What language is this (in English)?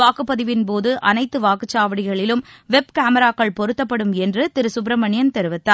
Tamil